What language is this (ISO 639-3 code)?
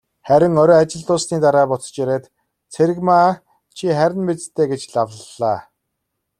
mon